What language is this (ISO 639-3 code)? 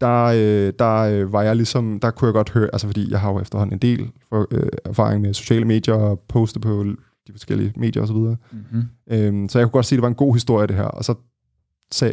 dan